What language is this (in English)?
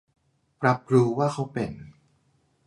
Thai